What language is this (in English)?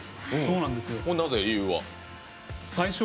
Japanese